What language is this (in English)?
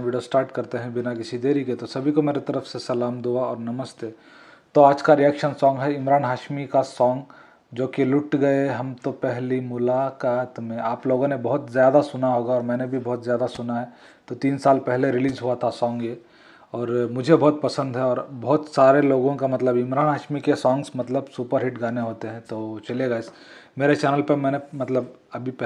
Hindi